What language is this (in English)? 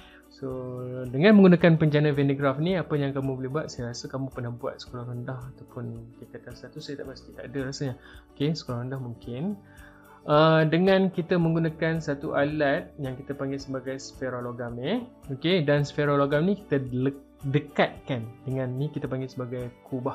Malay